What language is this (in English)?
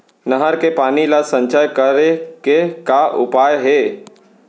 Chhattisgarhi